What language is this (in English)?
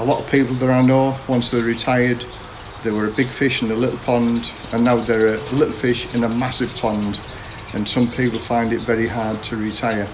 English